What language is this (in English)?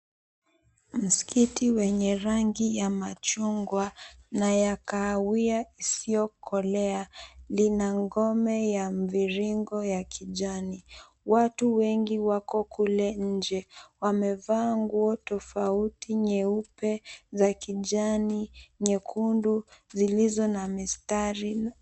Swahili